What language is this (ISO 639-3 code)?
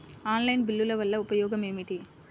tel